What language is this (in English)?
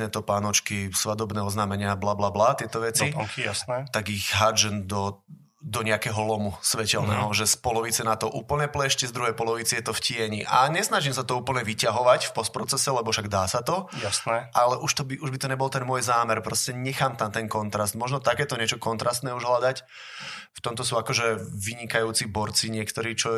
Slovak